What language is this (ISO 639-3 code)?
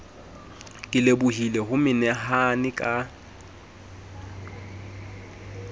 sot